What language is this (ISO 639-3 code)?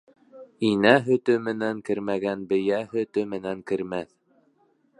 bak